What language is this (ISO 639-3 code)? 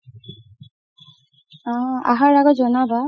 asm